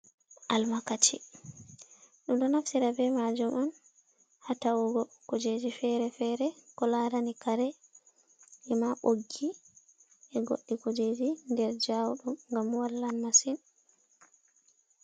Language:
Fula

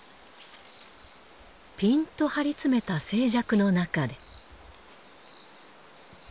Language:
Japanese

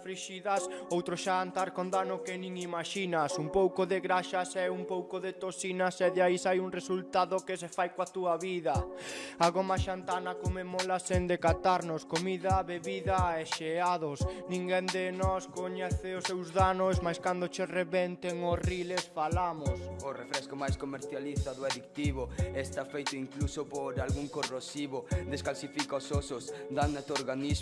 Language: Spanish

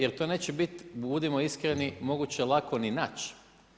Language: Croatian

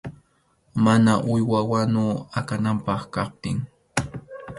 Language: Arequipa-La Unión Quechua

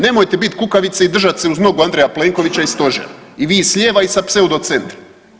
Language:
Croatian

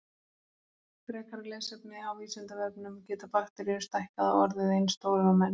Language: Icelandic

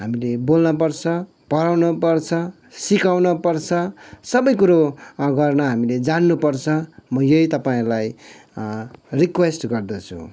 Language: Nepali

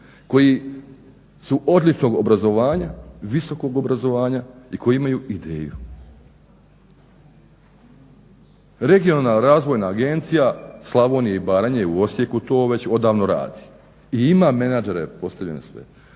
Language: Croatian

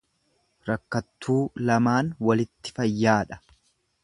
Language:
Oromo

